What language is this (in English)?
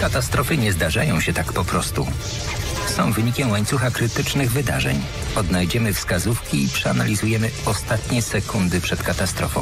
Polish